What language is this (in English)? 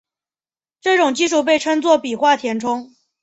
Chinese